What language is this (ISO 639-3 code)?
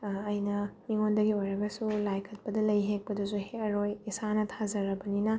mni